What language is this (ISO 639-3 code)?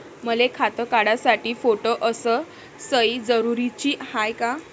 mar